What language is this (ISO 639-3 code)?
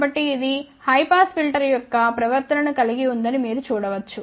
tel